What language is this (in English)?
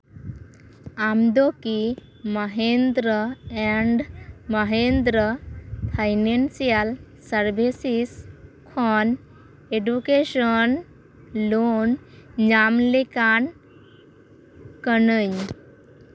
Santali